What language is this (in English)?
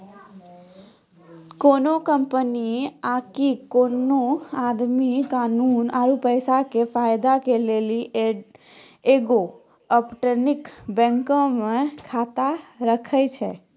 Maithili